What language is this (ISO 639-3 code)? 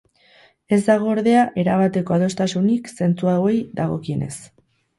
eus